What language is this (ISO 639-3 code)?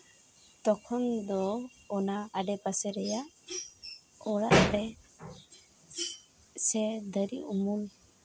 sat